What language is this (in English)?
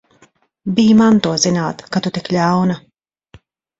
Latvian